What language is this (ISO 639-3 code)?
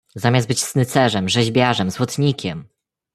pol